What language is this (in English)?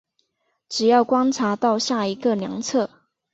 Chinese